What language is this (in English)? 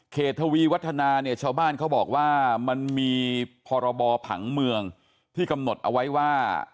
Thai